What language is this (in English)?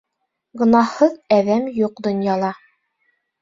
Bashkir